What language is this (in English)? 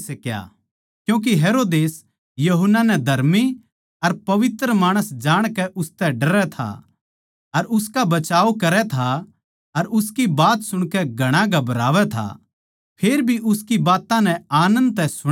Haryanvi